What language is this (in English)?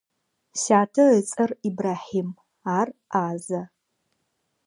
Adyghe